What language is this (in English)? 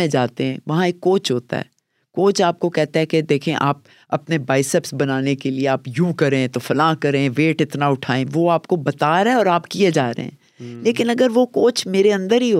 Urdu